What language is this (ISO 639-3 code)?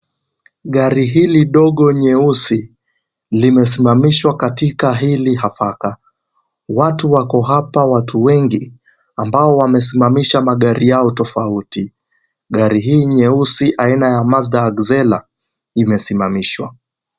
swa